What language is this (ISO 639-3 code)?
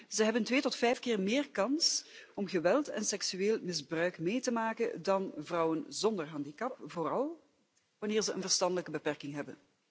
nld